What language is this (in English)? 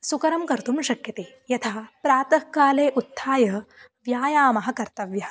Sanskrit